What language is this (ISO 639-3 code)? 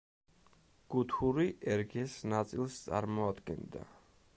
kat